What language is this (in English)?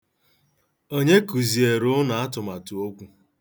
Igbo